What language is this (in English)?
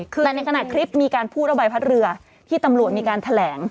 Thai